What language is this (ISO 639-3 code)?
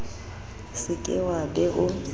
sot